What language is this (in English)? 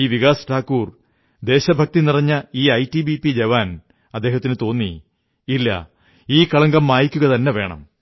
Malayalam